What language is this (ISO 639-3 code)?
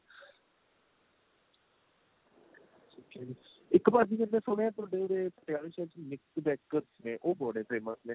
pan